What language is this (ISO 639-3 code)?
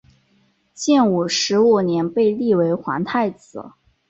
zho